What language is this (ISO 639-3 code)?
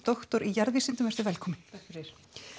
isl